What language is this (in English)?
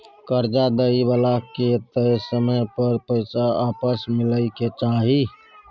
Maithili